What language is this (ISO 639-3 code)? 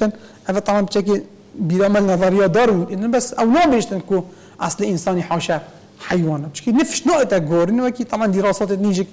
ara